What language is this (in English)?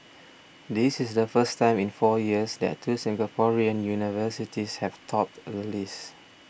English